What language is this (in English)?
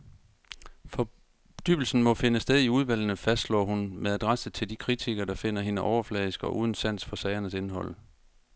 Danish